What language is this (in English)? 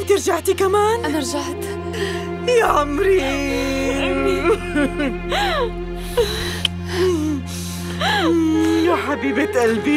Arabic